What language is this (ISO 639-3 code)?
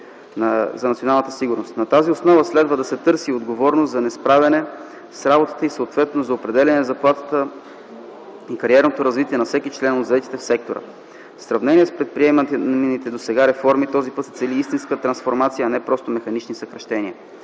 bul